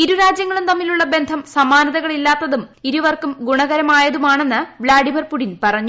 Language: Malayalam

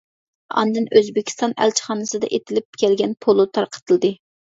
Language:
Uyghur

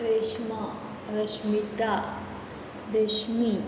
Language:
Konkani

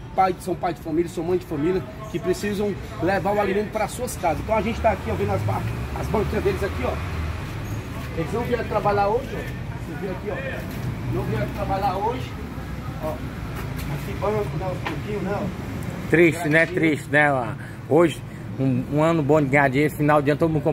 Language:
Portuguese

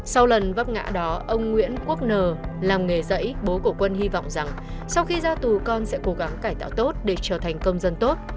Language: Vietnamese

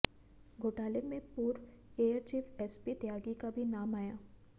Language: Hindi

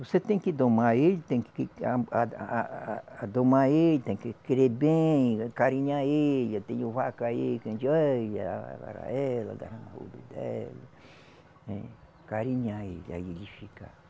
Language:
Portuguese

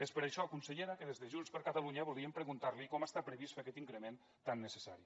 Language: Catalan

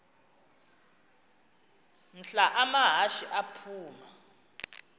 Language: Xhosa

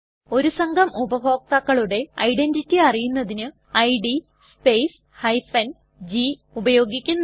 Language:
Malayalam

